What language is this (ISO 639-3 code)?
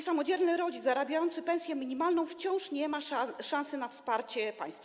pol